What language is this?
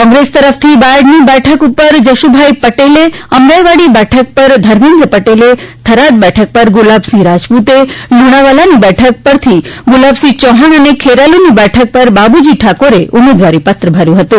Gujarati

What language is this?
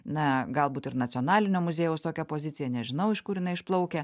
Lithuanian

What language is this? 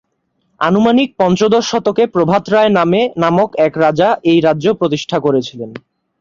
Bangla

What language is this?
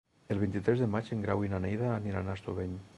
Catalan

